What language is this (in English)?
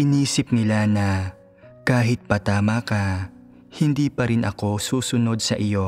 Filipino